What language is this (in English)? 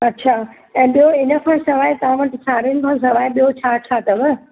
Sindhi